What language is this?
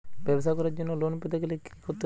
Bangla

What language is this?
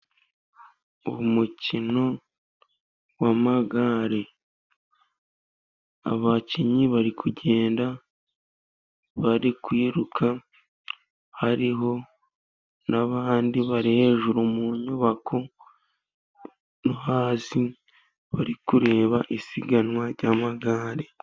Kinyarwanda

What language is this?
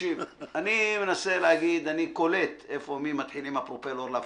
Hebrew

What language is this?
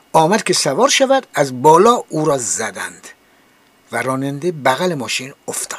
Persian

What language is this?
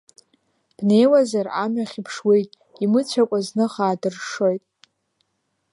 Abkhazian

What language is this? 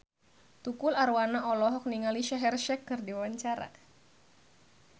Sundanese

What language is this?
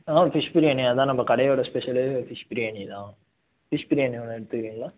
Tamil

